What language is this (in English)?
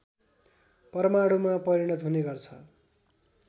Nepali